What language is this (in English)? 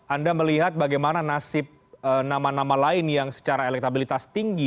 Indonesian